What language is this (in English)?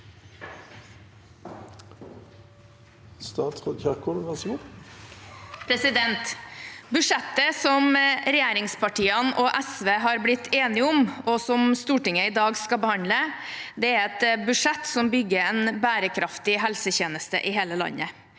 Norwegian